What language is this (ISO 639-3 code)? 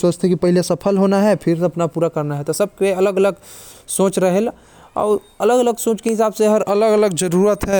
kfp